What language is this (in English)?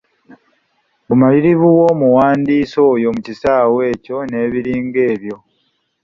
Ganda